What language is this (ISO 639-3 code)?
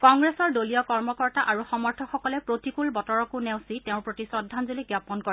asm